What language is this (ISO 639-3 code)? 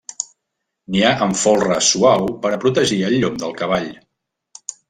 cat